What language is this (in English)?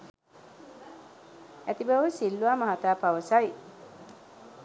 Sinhala